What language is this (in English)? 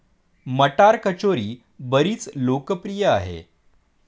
Marathi